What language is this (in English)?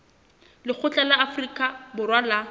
Southern Sotho